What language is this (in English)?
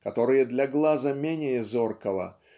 Russian